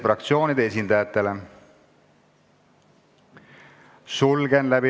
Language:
Estonian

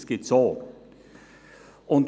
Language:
Swiss German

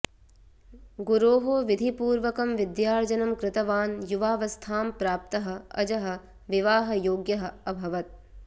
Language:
Sanskrit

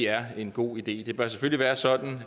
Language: Danish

